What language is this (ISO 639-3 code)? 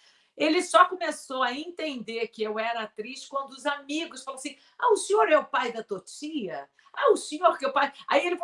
por